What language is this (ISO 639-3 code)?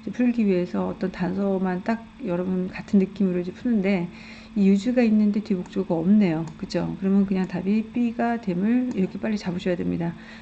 kor